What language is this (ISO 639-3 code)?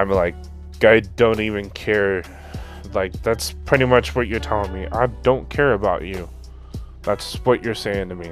eng